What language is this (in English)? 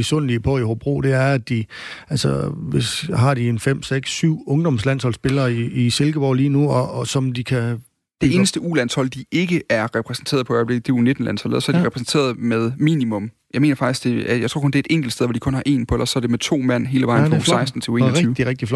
Danish